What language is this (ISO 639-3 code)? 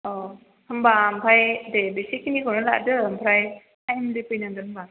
brx